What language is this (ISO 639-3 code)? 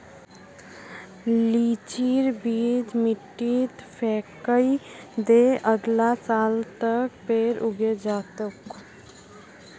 mag